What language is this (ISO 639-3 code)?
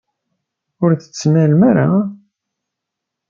kab